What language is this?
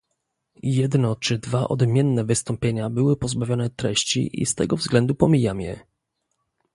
Polish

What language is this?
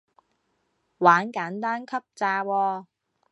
Cantonese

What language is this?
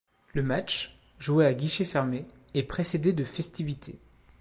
French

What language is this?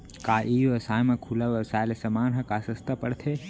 Chhattisgarhi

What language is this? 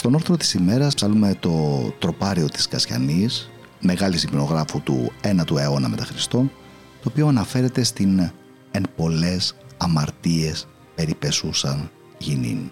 Greek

